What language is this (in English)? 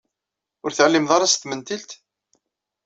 Kabyle